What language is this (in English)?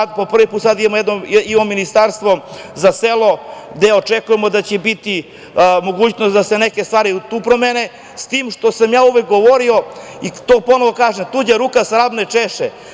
Serbian